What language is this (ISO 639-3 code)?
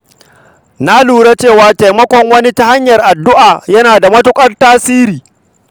hau